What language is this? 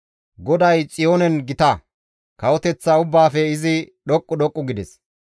Gamo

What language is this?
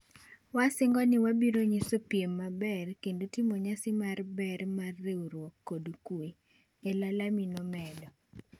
Luo (Kenya and Tanzania)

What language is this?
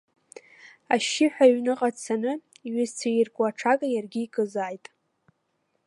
Abkhazian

